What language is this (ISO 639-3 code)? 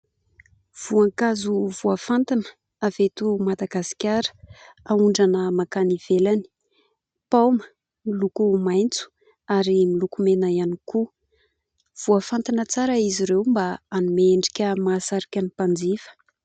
mlg